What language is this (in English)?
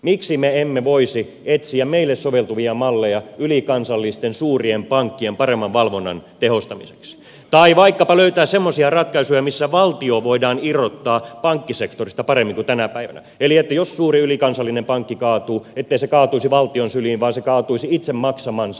Finnish